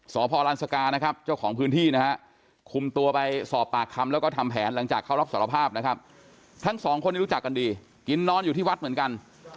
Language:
Thai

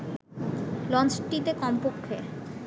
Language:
Bangla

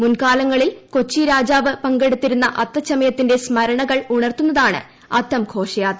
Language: Malayalam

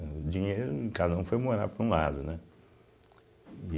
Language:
Portuguese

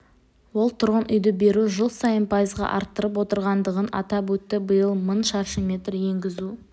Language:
Kazakh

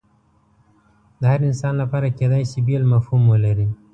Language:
Pashto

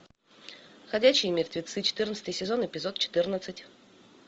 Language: Russian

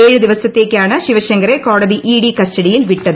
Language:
Malayalam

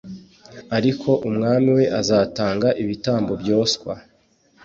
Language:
Kinyarwanda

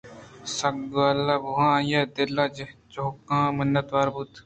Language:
Eastern Balochi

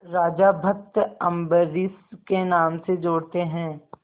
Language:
Hindi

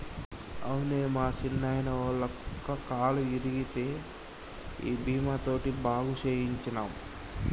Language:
Telugu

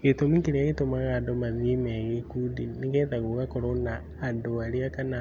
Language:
Kikuyu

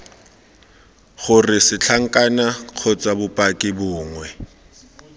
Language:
Tswana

